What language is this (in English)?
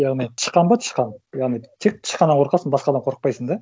Kazakh